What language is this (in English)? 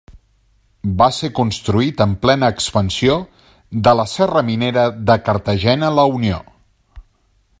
Catalan